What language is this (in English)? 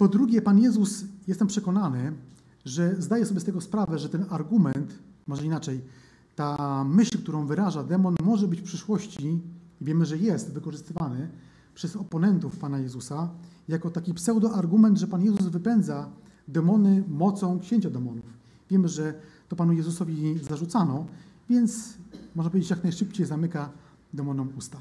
Polish